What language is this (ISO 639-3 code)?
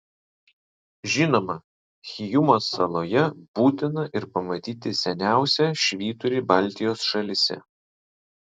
lit